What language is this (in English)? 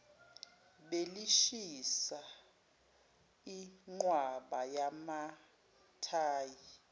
Zulu